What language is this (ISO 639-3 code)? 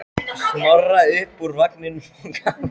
isl